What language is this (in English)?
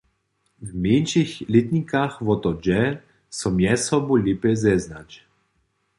Upper Sorbian